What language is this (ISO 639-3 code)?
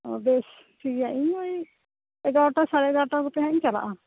sat